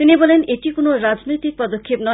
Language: Bangla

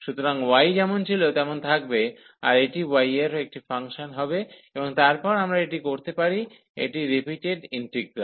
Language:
Bangla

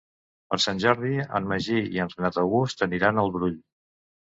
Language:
Catalan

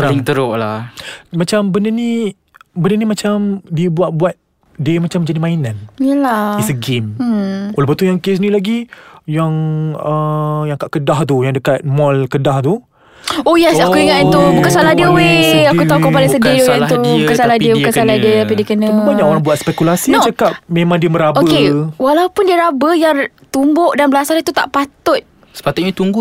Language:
Malay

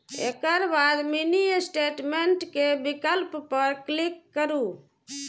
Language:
Maithili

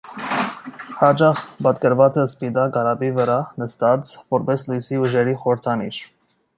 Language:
Armenian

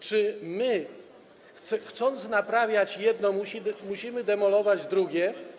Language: Polish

